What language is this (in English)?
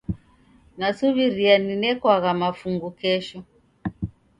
Taita